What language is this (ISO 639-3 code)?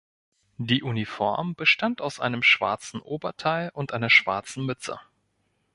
deu